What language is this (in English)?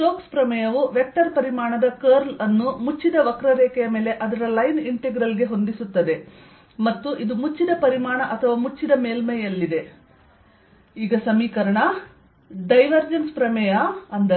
Kannada